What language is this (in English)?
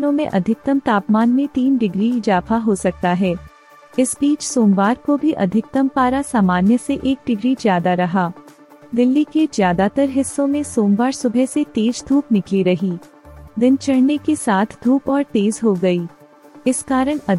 Hindi